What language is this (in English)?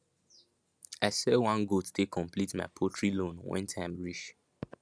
Nigerian Pidgin